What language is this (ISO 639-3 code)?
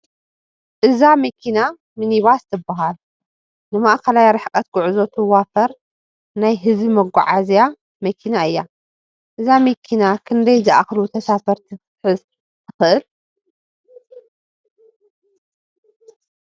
tir